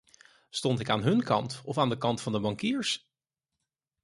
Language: Dutch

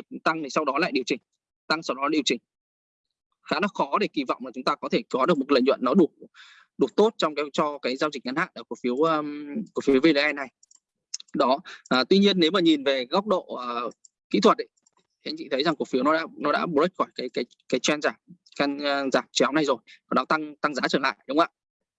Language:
Vietnamese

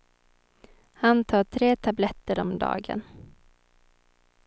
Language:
Swedish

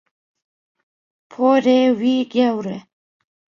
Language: Kurdish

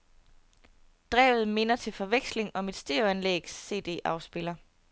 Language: Danish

